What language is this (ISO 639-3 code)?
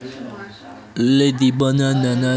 rus